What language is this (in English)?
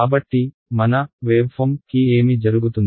Telugu